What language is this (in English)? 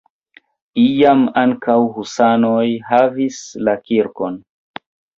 Esperanto